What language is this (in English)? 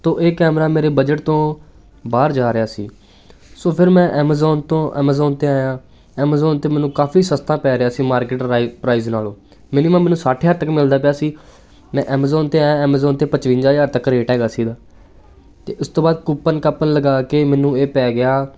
Punjabi